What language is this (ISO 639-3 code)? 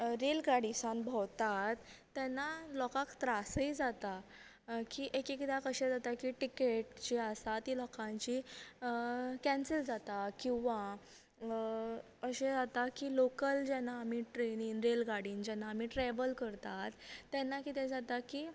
kok